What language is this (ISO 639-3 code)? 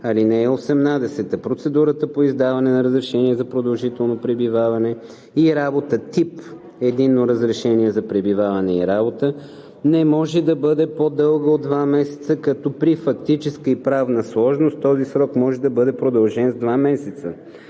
bul